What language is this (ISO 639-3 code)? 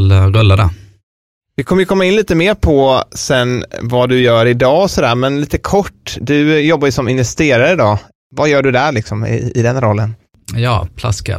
swe